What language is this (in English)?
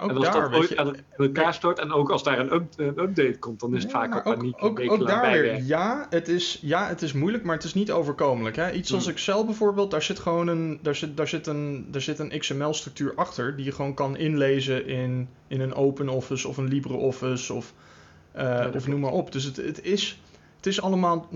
Dutch